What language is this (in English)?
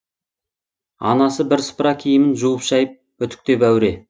Kazakh